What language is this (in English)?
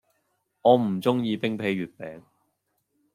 Cantonese